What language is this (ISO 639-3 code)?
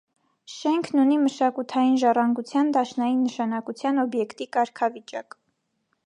hye